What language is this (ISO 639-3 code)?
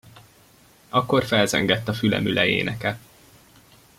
hun